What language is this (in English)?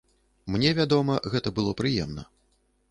Belarusian